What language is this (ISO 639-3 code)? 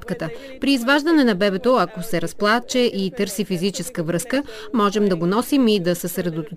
bul